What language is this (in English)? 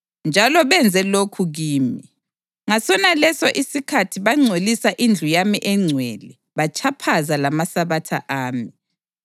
North Ndebele